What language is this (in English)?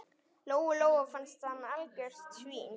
Icelandic